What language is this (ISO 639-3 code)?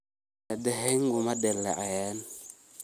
som